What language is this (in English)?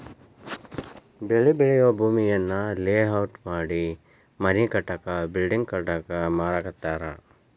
Kannada